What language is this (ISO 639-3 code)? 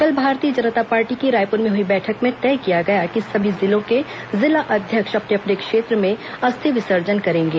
hin